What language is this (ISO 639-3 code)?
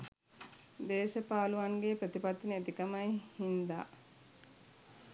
sin